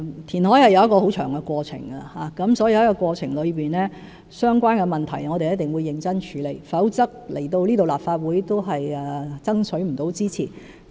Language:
Cantonese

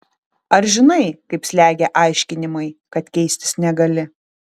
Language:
Lithuanian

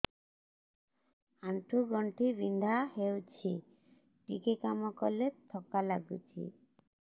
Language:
Odia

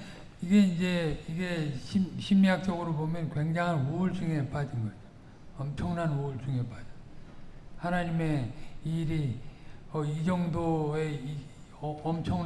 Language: Korean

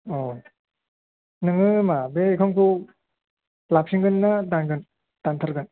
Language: Bodo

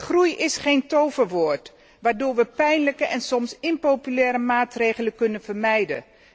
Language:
Dutch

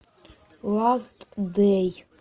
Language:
Russian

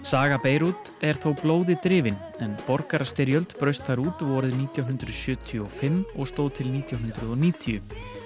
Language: Icelandic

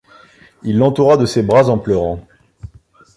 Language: French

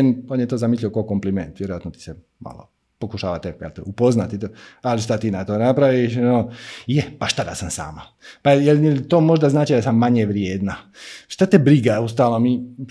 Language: Croatian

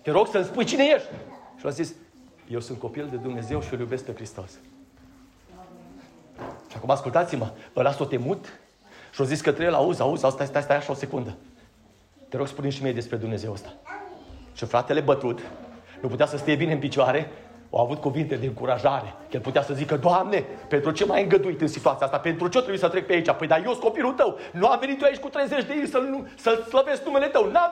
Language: Romanian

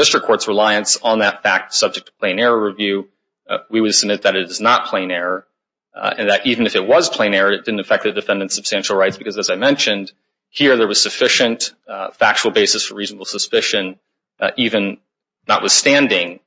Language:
English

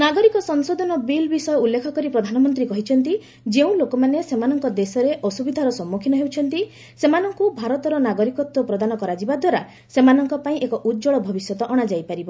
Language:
Odia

